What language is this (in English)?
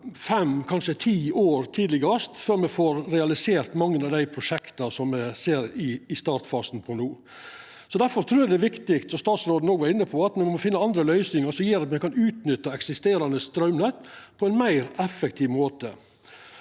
Norwegian